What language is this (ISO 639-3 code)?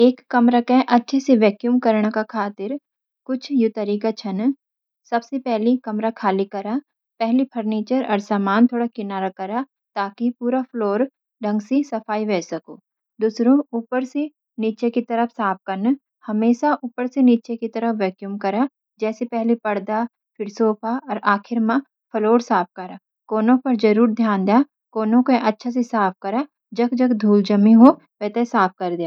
gbm